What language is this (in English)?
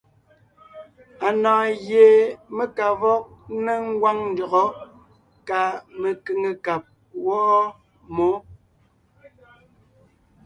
Ngiemboon